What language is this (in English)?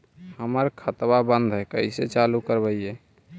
Magahi